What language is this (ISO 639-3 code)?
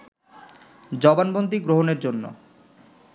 ben